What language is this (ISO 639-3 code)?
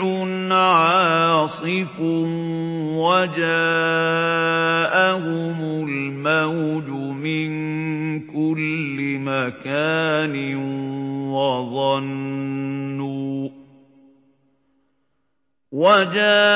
ara